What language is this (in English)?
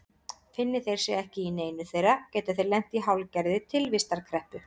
Icelandic